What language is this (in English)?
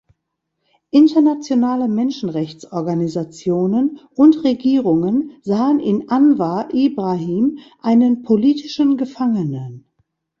German